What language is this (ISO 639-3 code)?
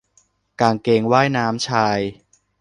tha